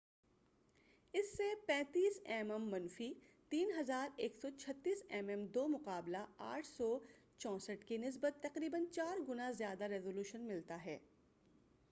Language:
Urdu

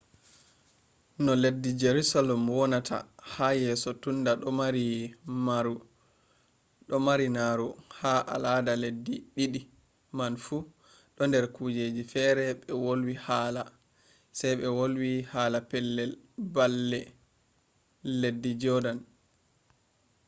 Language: Fula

